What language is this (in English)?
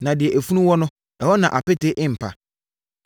Akan